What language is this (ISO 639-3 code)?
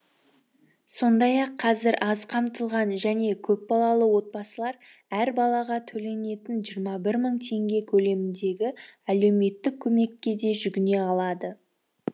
kaz